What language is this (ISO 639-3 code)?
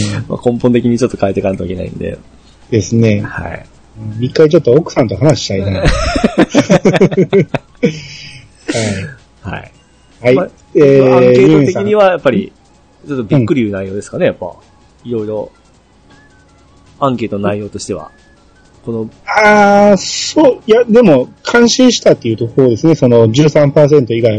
jpn